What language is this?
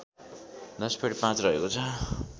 Nepali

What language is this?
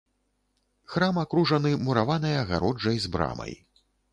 Belarusian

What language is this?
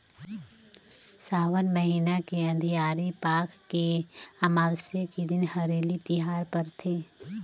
Chhattisgarhi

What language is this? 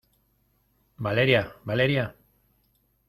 Spanish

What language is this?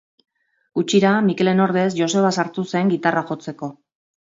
Basque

